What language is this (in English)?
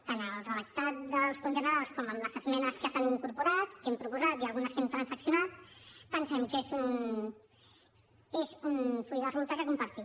Catalan